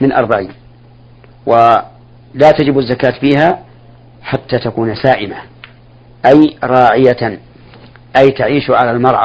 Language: Arabic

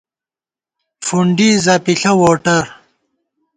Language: Gawar-Bati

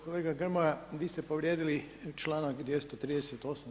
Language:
Croatian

